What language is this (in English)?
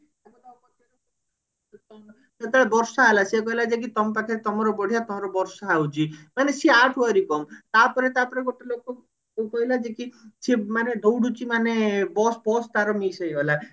Odia